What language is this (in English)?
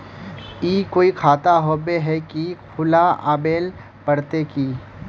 Magahi